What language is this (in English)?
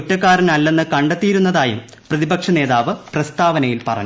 Malayalam